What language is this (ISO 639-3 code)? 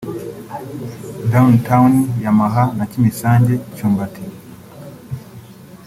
kin